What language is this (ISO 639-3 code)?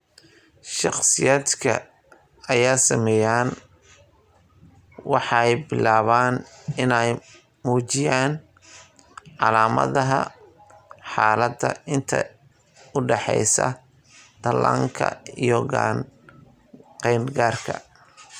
som